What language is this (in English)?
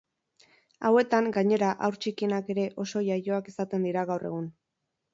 Basque